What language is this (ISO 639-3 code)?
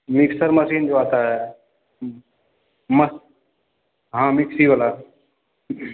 mai